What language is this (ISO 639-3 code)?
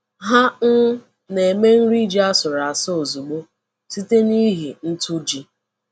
ibo